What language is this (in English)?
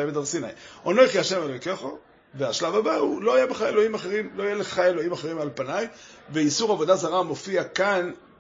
Hebrew